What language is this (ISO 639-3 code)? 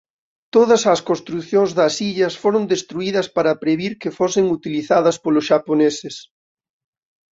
glg